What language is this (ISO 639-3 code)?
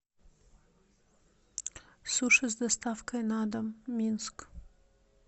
rus